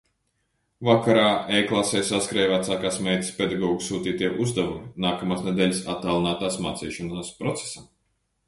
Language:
Latvian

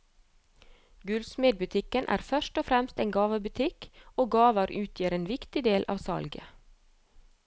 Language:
Norwegian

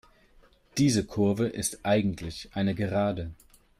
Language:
German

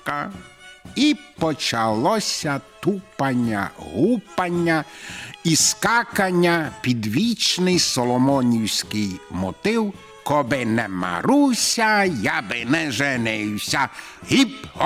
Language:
Ukrainian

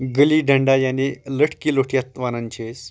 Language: Kashmiri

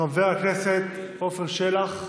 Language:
Hebrew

